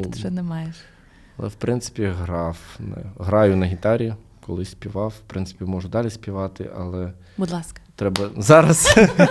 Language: Ukrainian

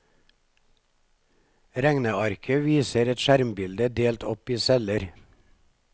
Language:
Norwegian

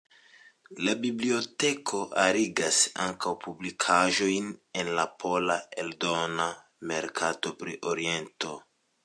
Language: Esperanto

